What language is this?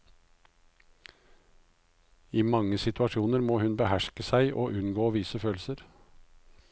Norwegian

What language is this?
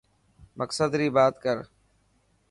Dhatki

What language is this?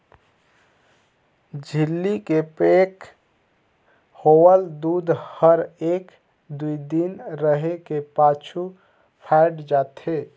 Chhattisgarhi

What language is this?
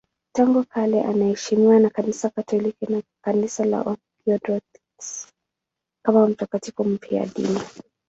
Swahili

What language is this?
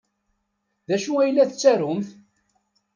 Kabyle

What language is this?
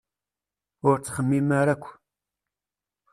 Kabyle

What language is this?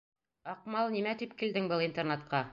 Bashkir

